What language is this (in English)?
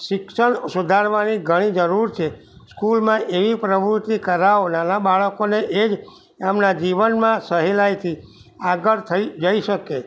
Gujarati